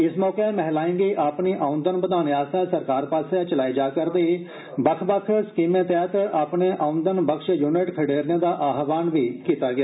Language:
Dogri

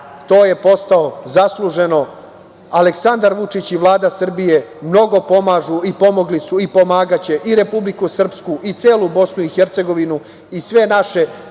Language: Serbian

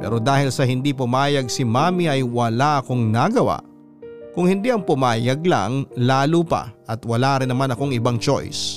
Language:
Filipino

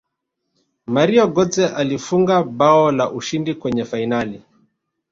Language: Swahili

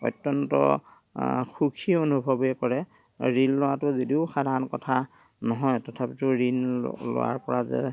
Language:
Assamese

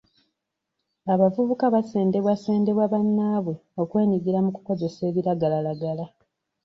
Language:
Ganda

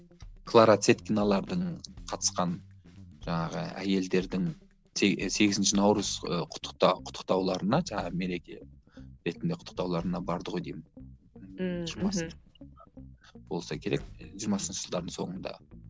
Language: Kazakh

